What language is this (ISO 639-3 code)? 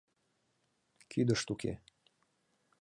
chm